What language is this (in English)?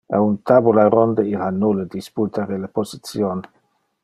Interlingua